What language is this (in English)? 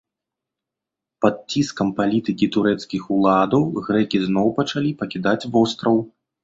Belarusian